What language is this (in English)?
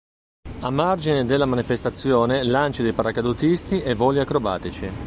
Italian